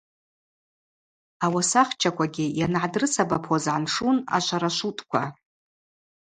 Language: Abaza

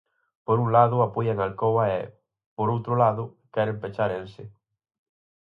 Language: Galician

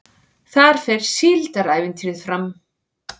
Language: Icelandic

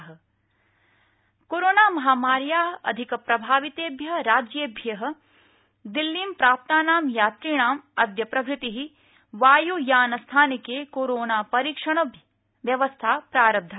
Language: Sanskrit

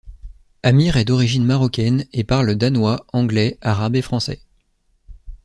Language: French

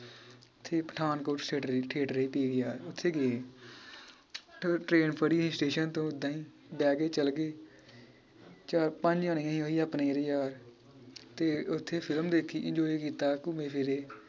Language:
Punjabi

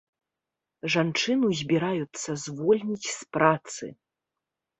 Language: Belarusian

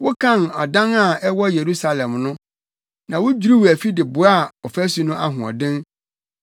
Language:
Akan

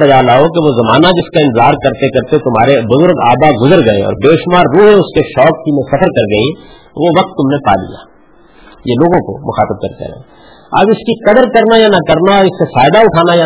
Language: Urdu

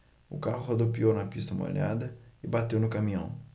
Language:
Portuguese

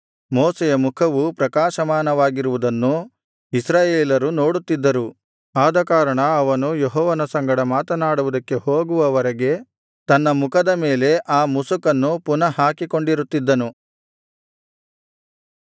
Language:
Kannada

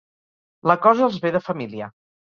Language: Catalan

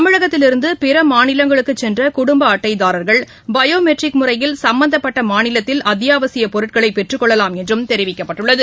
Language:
Tamil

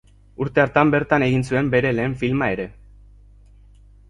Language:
Basque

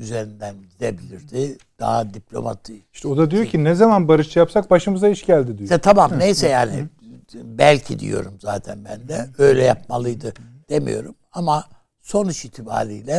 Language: Turkish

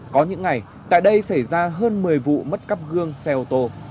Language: Vietnamese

